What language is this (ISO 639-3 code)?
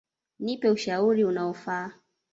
swa